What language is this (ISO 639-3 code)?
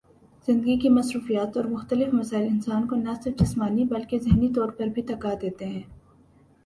urd